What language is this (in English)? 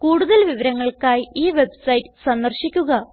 Malayalam